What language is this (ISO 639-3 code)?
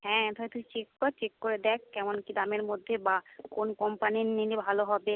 ben